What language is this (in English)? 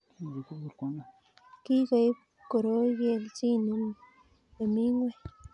Kalenjin